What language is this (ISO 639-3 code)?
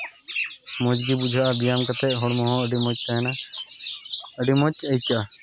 sat